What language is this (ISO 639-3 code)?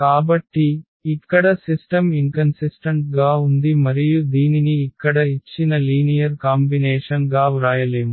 tel